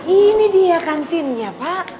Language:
Indonesian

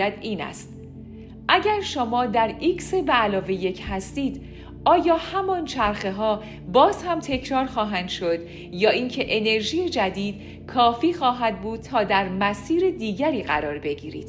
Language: Persian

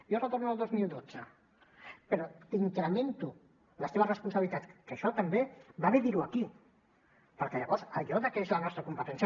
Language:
Catalan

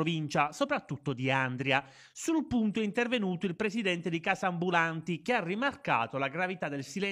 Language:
Italian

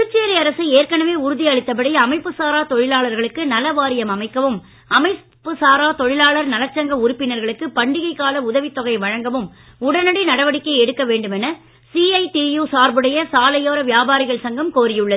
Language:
Tamil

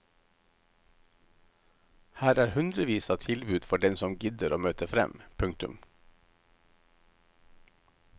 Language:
Norwegian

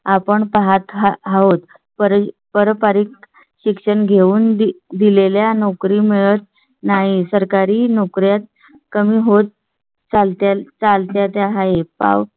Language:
Marathi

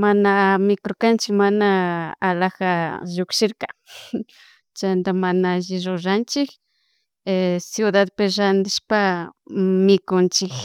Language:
Chimborazo Highland Quichua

